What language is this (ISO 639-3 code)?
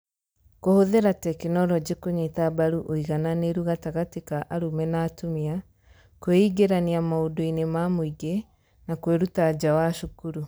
kik